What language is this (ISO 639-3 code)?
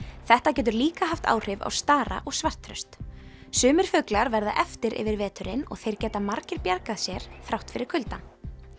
isl